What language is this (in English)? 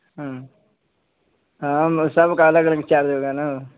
Urdu